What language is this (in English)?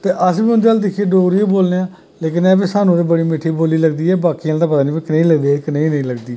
Dogri